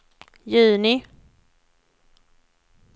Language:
Swedish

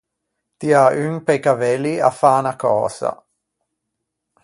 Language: Ligurian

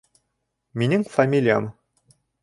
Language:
Bashkir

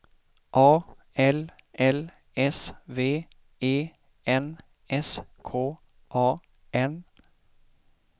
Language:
Swedish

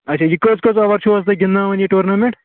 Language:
Kashmiri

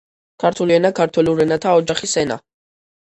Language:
Georgian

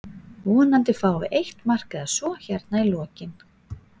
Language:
Icelandic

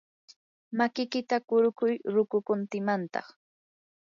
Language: Yanahuanca Pasco Quechua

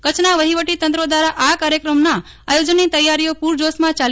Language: Gujarati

